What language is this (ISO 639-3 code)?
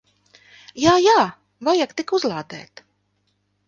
lav